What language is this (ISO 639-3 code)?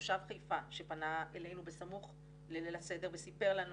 heb